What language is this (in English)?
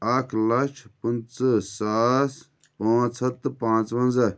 Kashmiri